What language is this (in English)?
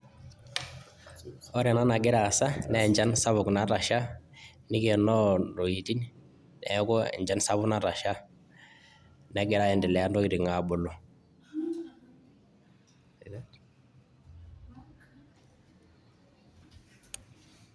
Masai